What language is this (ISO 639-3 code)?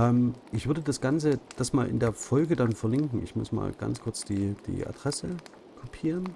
deu